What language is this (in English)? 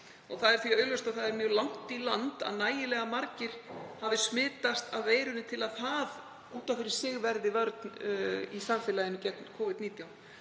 Icelandic